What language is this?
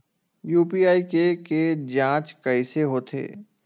Chhattisgarhi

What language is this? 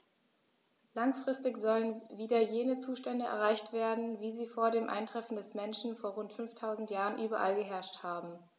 German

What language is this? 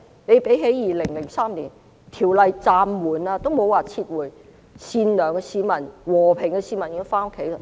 Cantonese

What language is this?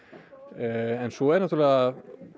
Icelandic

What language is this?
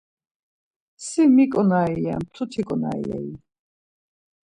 Laz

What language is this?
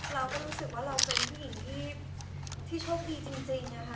Thai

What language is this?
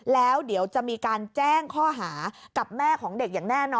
Thai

